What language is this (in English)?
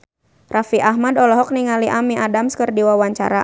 Sundanese